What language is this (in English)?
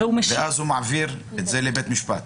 Hebrew